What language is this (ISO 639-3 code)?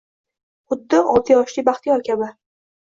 uzb